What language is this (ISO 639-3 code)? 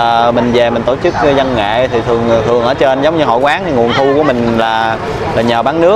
vie